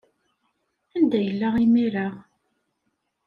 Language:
Kabyle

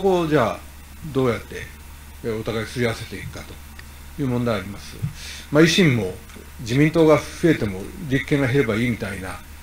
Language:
Japanese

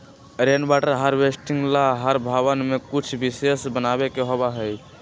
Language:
Magahi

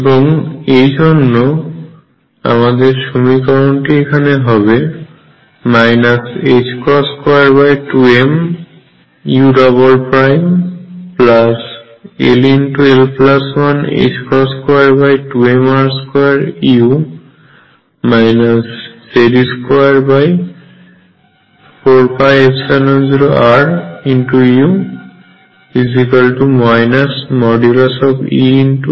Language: Bangla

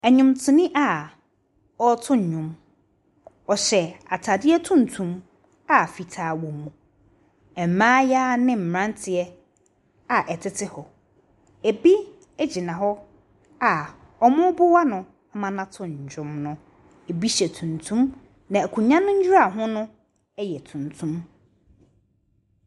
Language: Akan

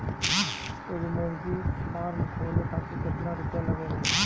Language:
Bhojpuri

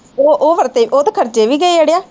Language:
Punjabi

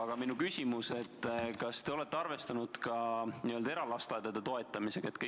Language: Estonian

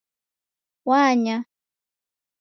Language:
Taita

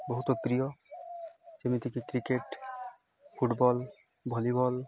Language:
Odia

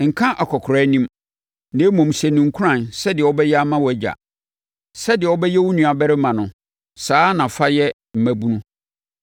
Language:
Akan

